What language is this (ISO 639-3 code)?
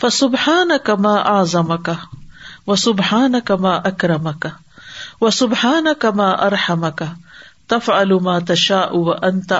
urd